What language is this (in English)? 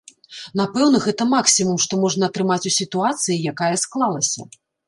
Belarusian